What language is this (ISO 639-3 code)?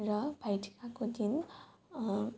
nep